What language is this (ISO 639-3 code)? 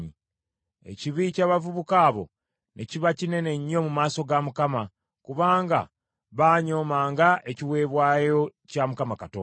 lug